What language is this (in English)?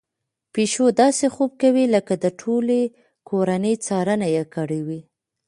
Pashto